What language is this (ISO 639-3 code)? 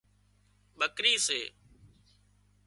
kxp